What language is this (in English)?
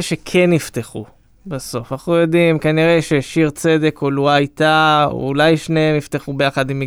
Hebrew